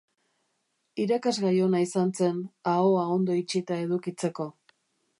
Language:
Basque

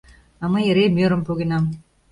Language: Mari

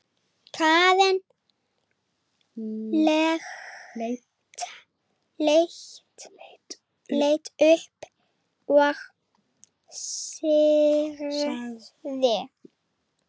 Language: Icelandic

